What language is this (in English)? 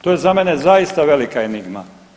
Croatian